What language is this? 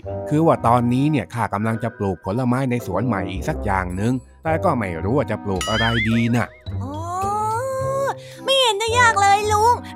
Thai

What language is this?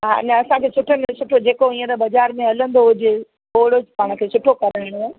Sindhi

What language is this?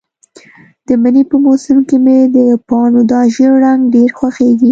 Pashto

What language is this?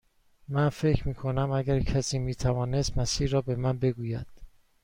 Persian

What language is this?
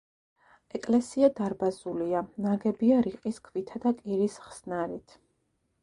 Georgian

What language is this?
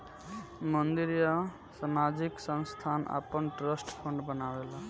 Bhojpuri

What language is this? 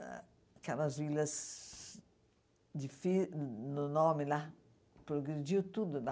Portuguese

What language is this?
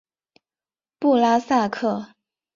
Chinese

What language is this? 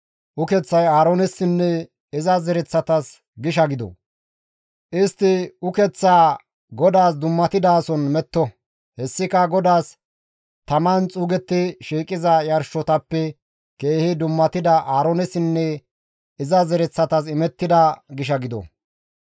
Gamo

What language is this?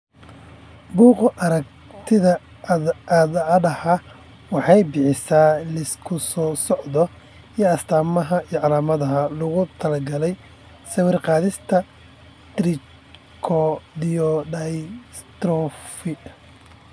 Somali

